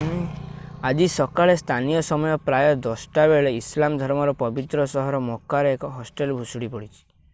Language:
Odia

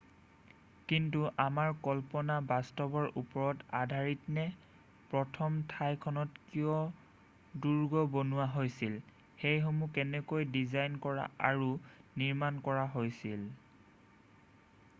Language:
Assamese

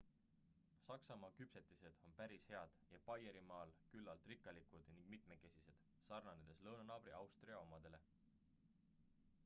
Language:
Estonian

